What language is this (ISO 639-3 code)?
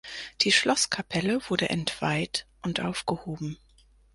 deu